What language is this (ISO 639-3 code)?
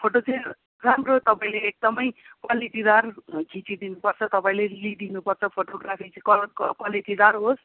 nep